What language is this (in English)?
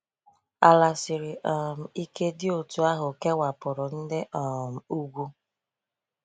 Igbo